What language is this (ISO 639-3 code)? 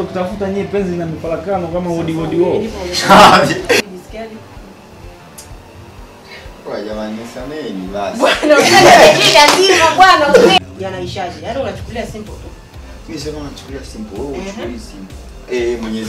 fra